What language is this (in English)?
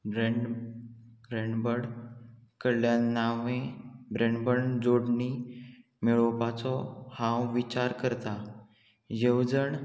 Konkani